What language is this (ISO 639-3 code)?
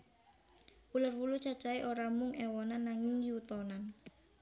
jav